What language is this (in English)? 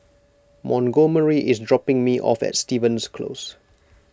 English